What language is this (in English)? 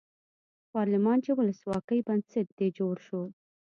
Pashto